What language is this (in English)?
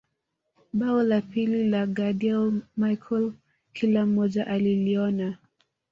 Swahili